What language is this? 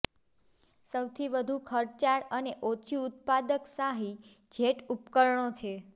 Gujarati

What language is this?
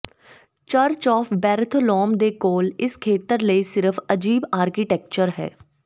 Punjabi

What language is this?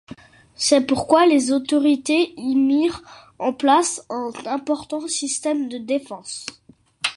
French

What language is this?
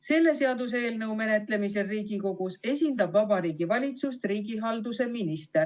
Estonian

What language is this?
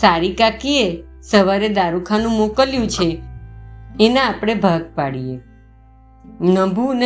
Gujarati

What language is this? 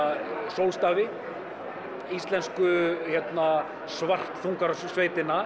Icelandic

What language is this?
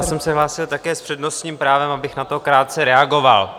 Czech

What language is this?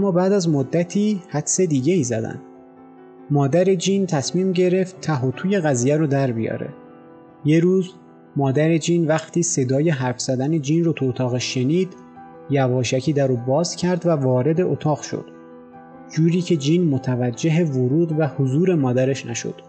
Persian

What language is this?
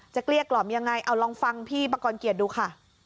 Thai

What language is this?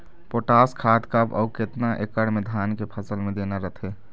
Chhattisgarhi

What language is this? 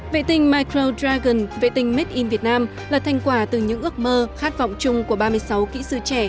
Vietnamese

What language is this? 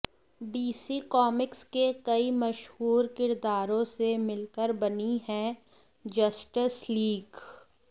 Hindi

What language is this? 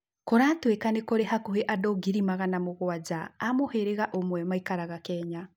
Kikuyu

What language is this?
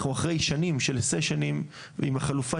Hebrew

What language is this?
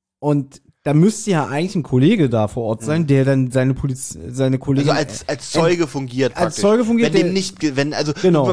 German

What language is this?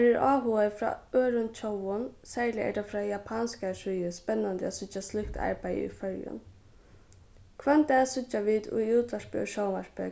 Faroese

